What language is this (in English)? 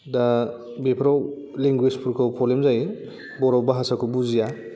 Bodo